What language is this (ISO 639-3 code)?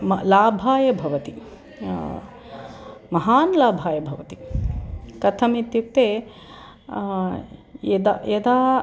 san